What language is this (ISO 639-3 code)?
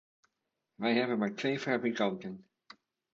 nld